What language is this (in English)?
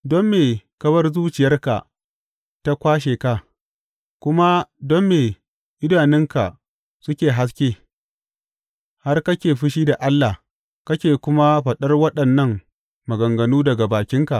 Hausa